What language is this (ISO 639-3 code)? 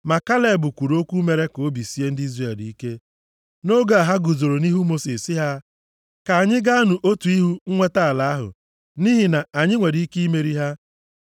ibo